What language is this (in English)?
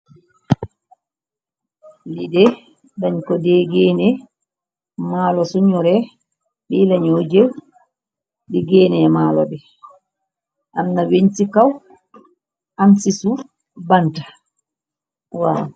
Wolof